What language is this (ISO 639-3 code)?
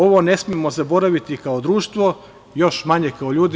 srp